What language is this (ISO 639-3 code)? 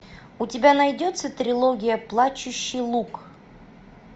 rus